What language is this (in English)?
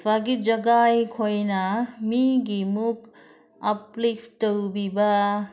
Manipuri